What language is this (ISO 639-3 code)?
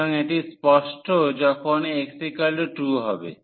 ben